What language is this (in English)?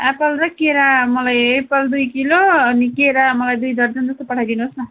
Nepali